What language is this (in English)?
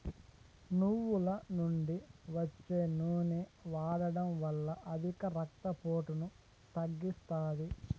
Telugu